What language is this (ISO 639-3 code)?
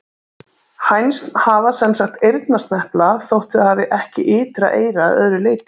isl